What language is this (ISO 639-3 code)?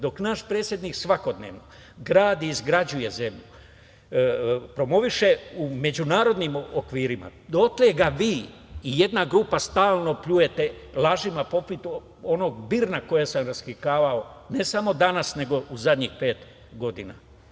srp